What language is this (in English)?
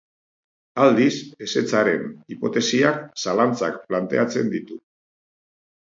Basque